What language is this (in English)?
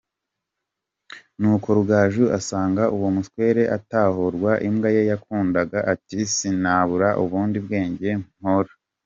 Kinyarwanda